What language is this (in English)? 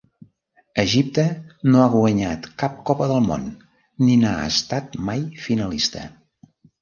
Catalan